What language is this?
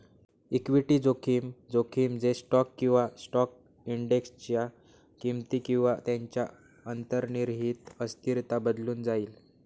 Marathi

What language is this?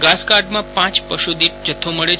Gujarati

